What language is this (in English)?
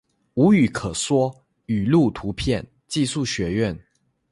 Chinese